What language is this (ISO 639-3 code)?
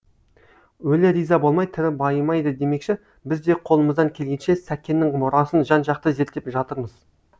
kaz